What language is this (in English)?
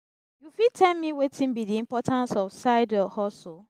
Nigerian Pidgin